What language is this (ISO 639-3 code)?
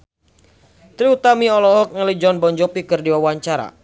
sun